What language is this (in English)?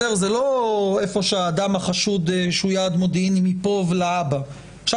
Hebrew